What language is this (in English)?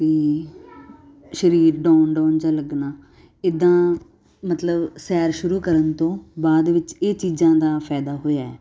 Punjabi